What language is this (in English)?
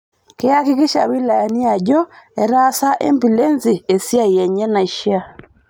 Masai